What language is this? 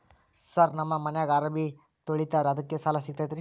Kannada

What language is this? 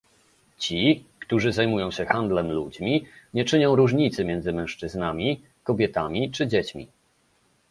Polish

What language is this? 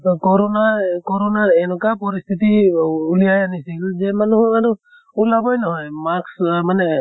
Assamese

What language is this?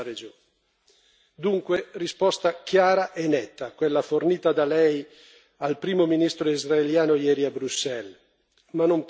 Italian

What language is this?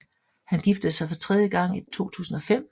Danish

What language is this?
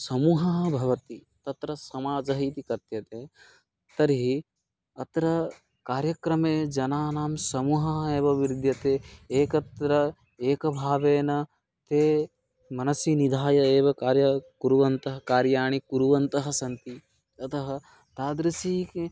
Sanskrit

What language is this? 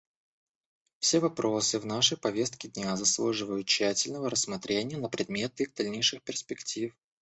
Russian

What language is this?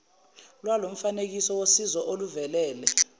Zulu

